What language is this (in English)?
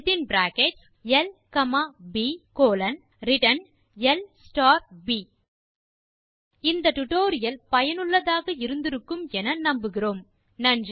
Tamil